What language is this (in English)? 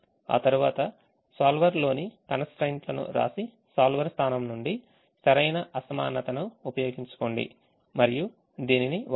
Telugu